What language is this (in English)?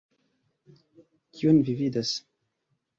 Esperanto